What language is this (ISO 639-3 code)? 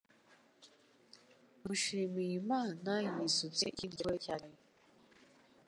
kin